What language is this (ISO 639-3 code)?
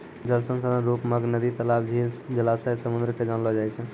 mai